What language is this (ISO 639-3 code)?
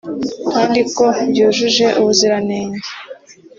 kin